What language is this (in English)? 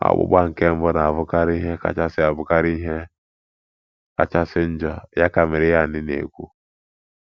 Igbo